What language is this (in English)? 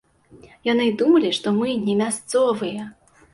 Belarusian